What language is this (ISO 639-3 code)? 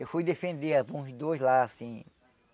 por